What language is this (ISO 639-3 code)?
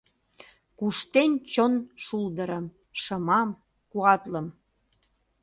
chm